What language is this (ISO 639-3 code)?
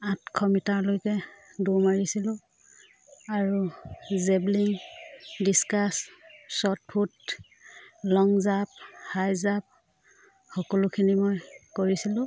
asm